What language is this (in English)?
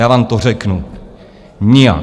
Czech